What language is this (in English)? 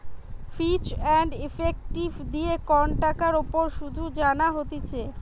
Bangla